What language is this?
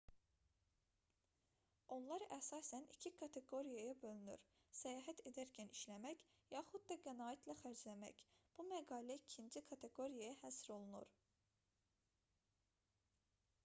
Azerbaijani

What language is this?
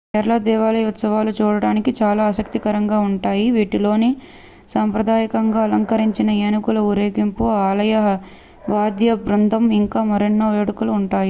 Telugu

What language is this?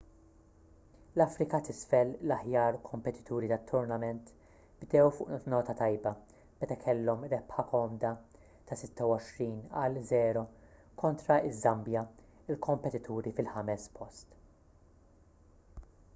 Maltese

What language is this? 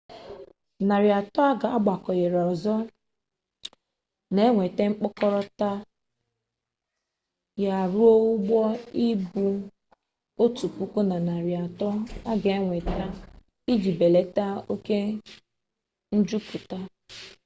Igbo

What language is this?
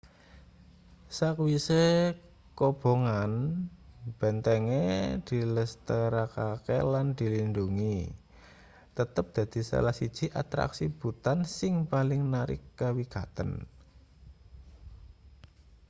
Javanese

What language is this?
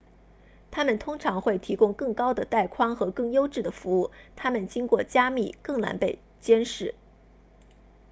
Chinese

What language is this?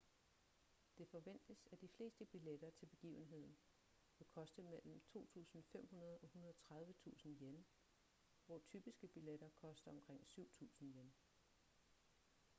Danish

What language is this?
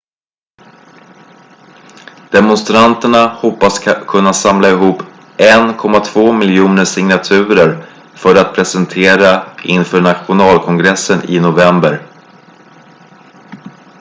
Swedish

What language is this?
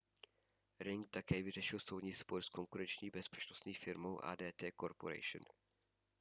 Czech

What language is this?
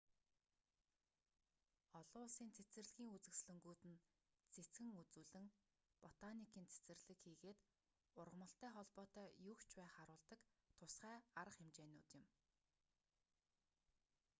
Mongolian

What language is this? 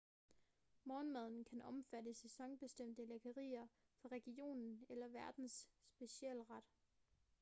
Danish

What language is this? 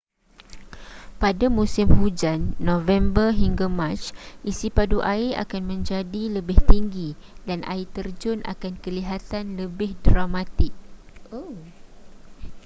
Malay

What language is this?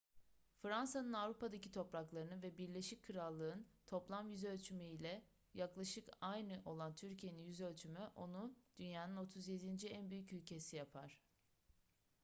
Turkish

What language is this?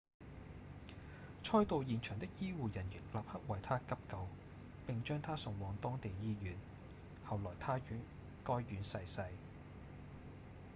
Cantonese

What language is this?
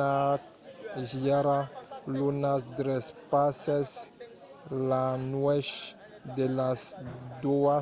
Occitan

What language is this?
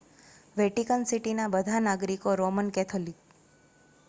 Gujarati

